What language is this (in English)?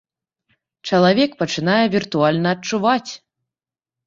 Belarusian